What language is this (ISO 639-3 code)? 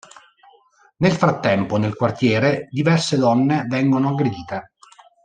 ita